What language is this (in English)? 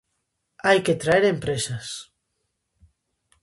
Galician